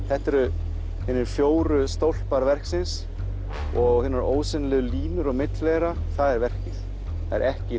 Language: Icelandic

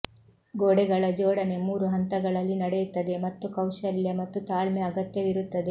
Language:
Kannada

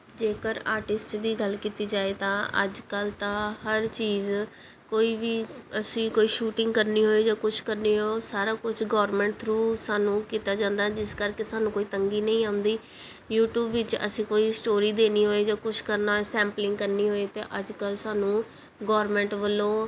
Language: Punjabi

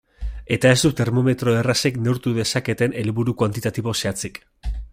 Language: Basque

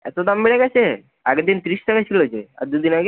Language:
Bangla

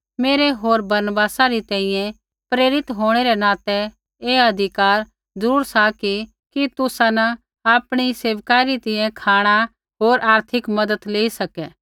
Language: Kullu Pahari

